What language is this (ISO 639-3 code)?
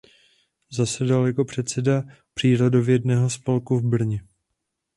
ces